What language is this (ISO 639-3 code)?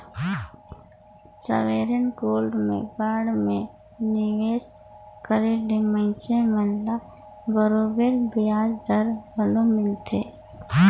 hne